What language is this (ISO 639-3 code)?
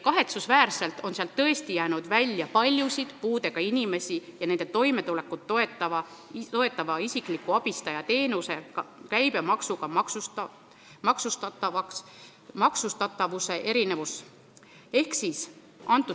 est